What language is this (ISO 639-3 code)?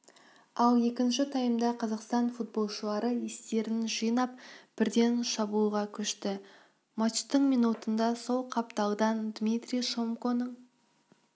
kaz